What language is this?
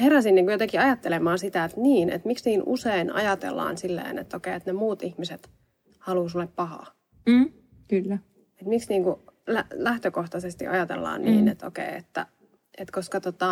Finnish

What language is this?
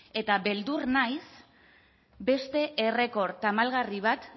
Basque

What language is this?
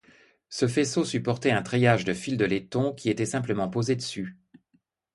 French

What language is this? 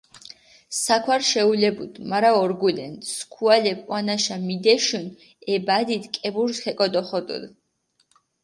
Mingrelian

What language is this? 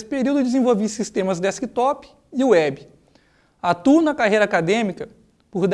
Portuguese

